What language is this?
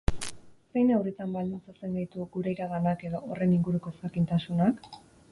Basque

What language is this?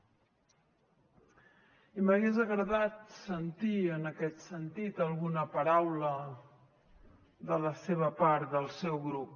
Catalan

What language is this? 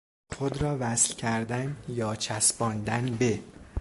Persian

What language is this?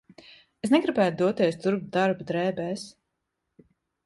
Latvian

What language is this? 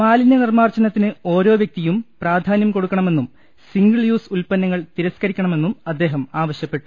Malayalam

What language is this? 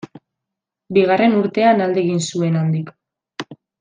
Basque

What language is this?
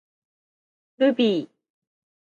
Japanese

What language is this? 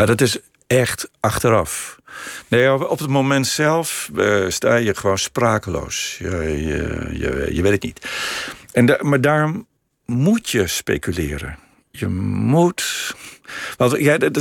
Dutch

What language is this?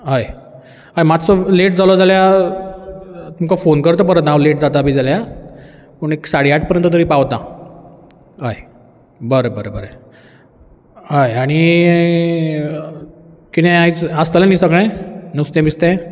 Konkani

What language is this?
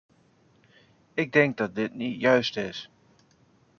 Dutch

